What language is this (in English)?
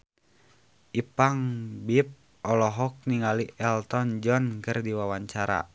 Sundanese